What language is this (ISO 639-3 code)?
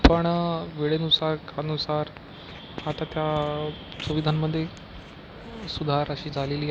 mar